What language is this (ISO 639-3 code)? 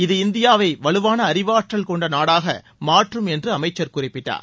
tam